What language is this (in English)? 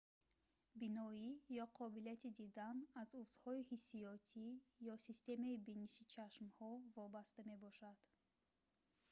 Tajik